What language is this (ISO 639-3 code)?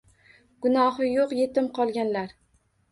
uzb